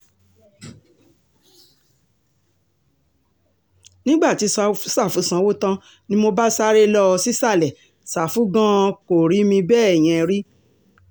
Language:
Yoruba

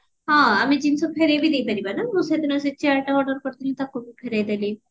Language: Odia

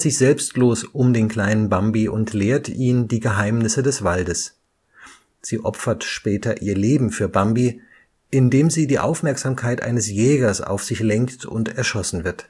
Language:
German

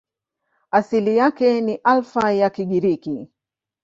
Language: Swahili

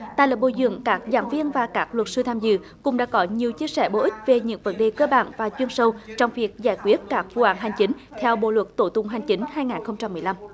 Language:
Vietnamese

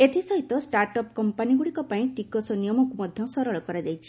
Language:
Odia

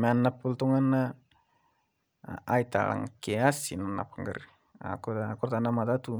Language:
Masai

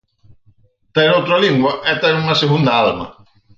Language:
Galician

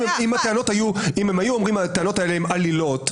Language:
Hebrew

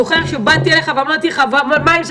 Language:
Hebrew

